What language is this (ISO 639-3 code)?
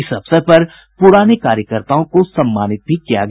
hin